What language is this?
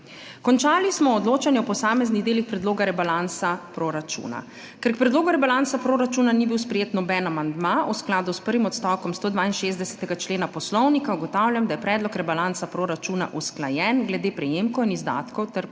Slovenian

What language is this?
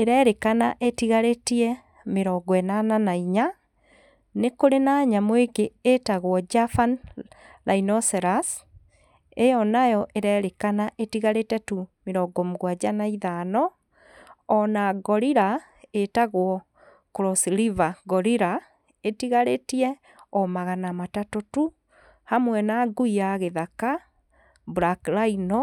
Kikuyu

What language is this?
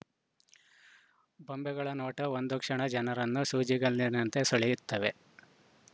Kannada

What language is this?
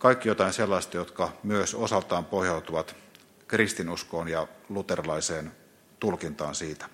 Finnish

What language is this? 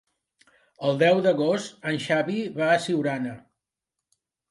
Catalan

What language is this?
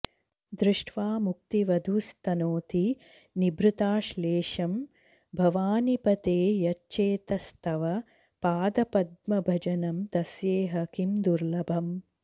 Sanskrit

